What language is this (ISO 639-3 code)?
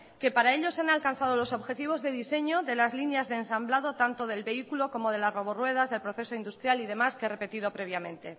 spa